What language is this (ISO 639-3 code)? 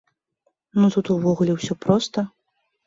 bel